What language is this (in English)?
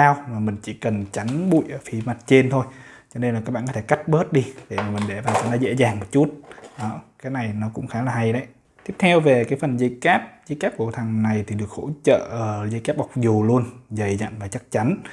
Vietnamese